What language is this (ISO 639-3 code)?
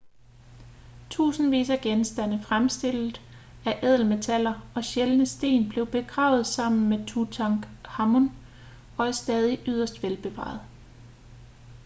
dan